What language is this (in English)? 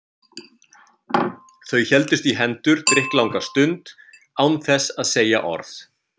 Icelandic